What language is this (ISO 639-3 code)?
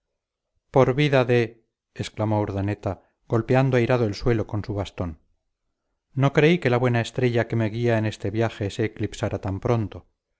spa